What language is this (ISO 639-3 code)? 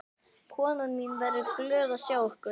isl